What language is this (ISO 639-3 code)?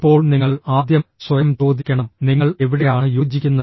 mal